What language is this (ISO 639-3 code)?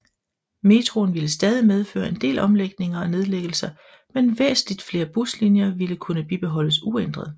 dan